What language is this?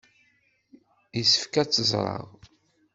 Kabyle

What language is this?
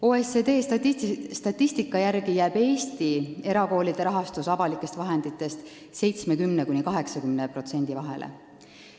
Estonian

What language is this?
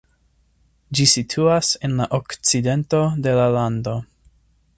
Esperanto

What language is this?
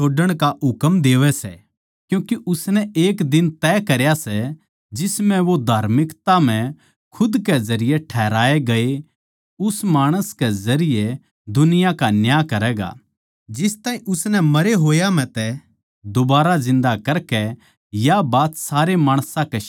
Haryanvi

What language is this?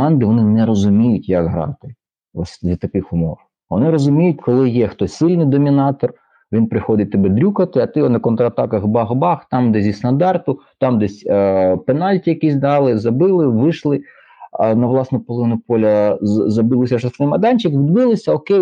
Ukrainian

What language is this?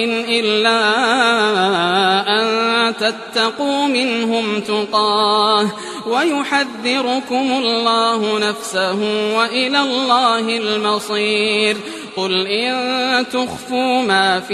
Arabic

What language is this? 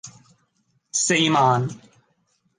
Cantonese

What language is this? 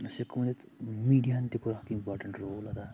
Kashmiri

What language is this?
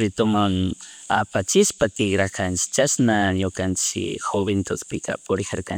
Chimborazo Highland Quichua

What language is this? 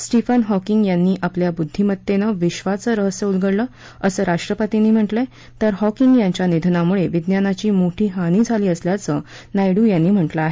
Marathi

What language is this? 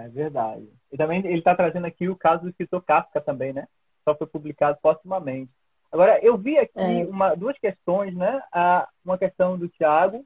Portuguese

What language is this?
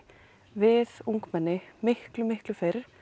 Icelandic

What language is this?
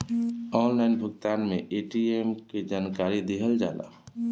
Bhojpuri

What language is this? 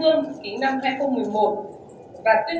Vietnamese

